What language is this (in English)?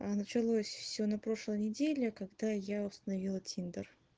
Russian